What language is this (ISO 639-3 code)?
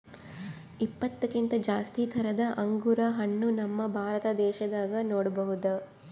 kan